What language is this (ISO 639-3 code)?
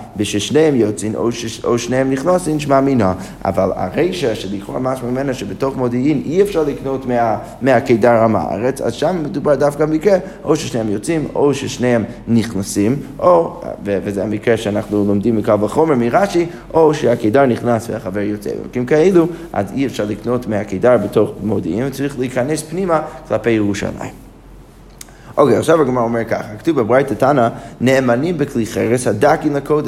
heb